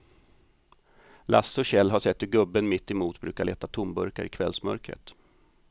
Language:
Swedish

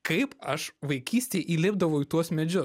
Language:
Lithuanian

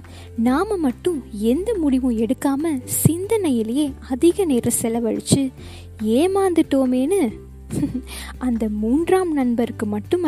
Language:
Tamil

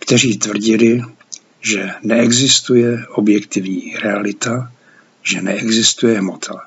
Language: Czech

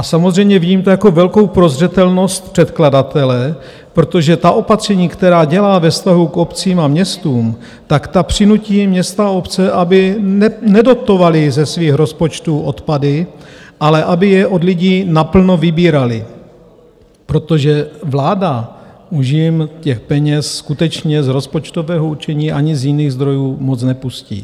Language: Czech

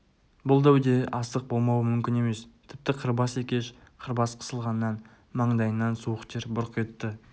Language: Kazakh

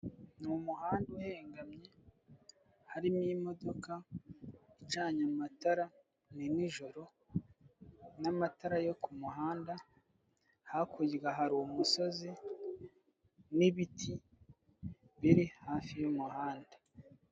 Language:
Kinyarwanda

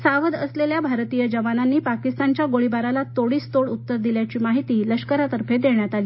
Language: Marathi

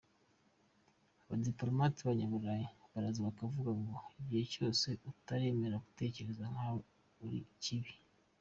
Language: Kinyarwanda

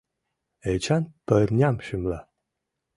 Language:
Mari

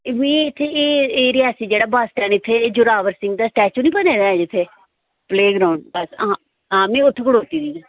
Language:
Dogri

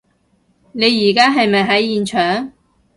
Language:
Cantonese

